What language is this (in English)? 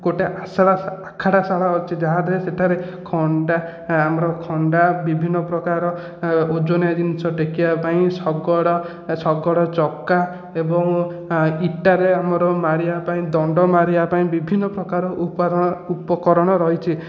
Odia